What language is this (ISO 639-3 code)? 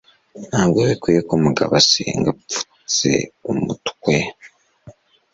kin